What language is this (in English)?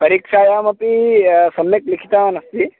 Sanskrit